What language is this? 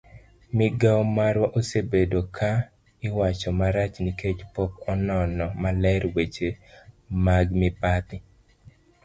Luo (Kenya and Tanzania)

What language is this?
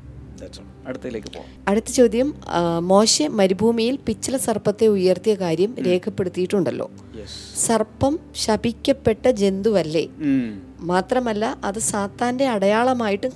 Malayalam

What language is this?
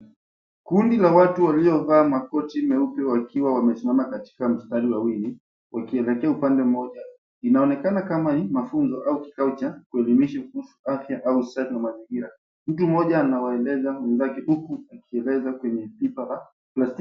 Swahili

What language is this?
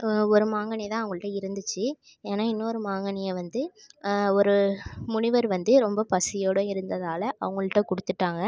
Tamil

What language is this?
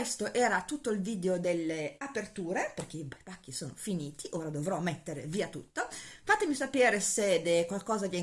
Italian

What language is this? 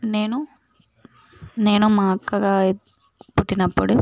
Telugu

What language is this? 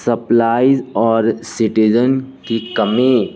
Urdu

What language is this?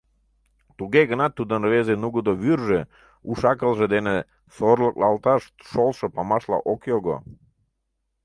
Mari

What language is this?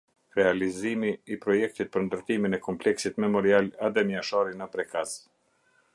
Albanian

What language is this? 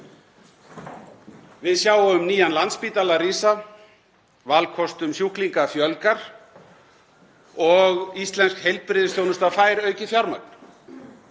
Icelandic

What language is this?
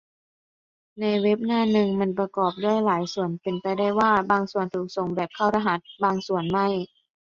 Thai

